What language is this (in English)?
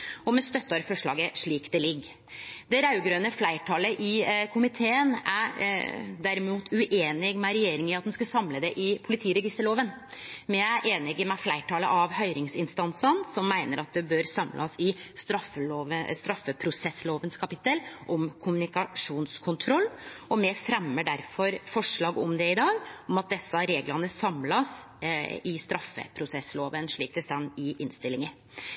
Norwegian Nynorsk